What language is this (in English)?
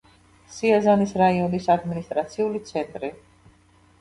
Georgian